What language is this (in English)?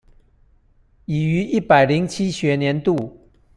Chinese